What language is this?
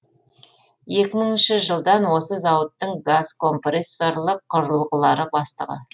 Kazakh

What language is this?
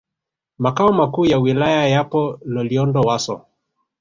Swahili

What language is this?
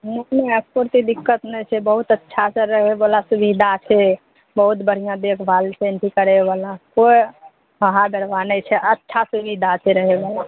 Maithili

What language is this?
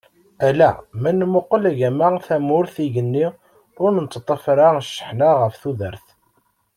Kabyle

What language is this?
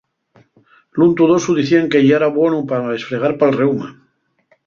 Asturian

